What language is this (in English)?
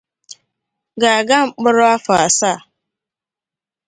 Igbo